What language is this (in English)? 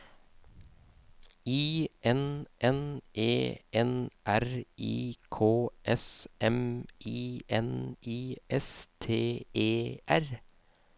Norwegian